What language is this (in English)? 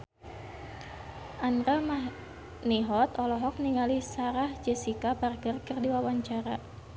Sundanese